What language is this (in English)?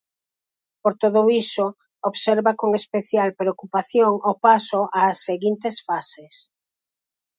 Galician